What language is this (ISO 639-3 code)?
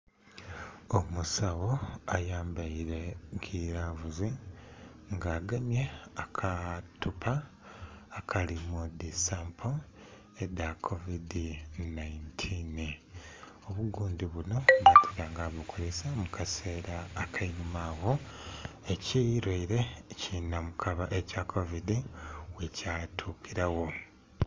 xog